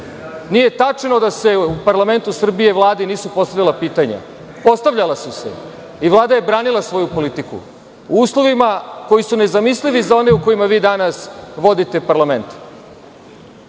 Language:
Serbian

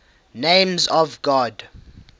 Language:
English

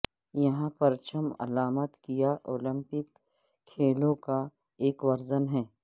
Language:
Urdu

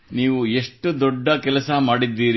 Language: Kannada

